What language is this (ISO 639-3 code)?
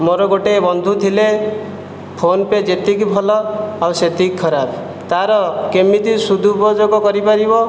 ori